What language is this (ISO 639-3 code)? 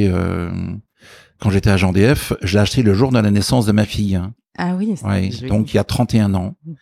fra